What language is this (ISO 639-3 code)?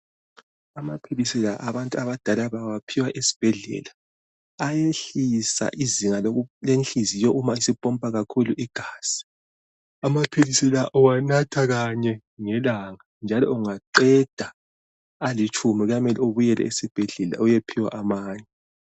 nde